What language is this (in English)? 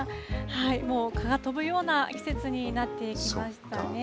Japanese